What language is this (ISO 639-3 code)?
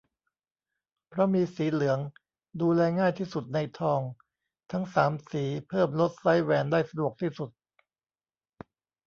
tha